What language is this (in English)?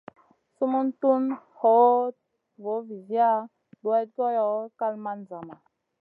Masana